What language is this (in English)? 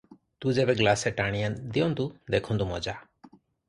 Odia